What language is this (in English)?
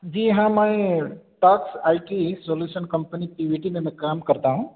Urdu